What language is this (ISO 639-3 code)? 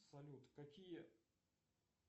rus